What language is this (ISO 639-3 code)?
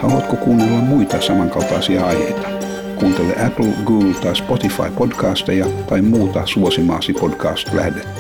fin